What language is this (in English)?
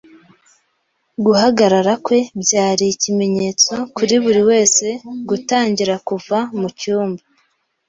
Kinyarwanda